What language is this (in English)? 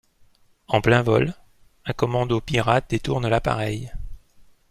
French